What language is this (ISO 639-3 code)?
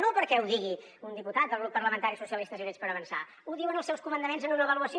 cat